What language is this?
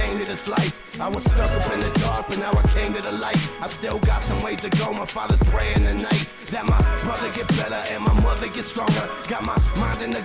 Greek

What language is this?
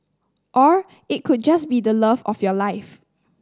English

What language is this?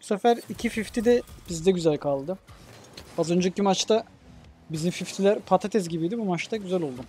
Turkish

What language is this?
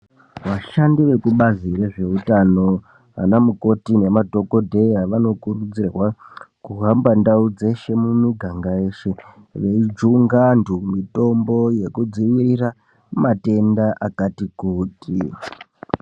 Ndau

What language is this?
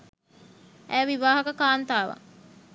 Sinhala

